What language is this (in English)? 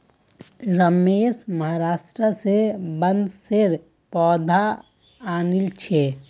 Magahi